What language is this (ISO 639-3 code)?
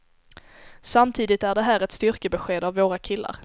swe